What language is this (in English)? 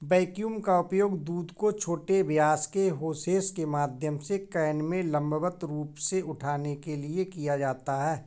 Hindi